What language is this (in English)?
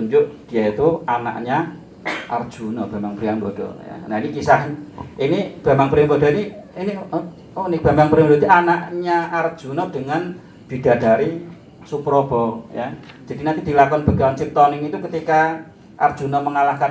Indonesian